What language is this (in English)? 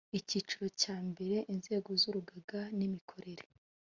Kinyarwanda